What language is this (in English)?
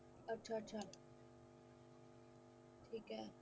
Punjabi